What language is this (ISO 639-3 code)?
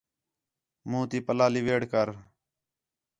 xhe